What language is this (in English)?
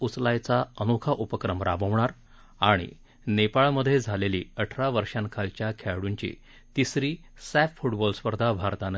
Marathi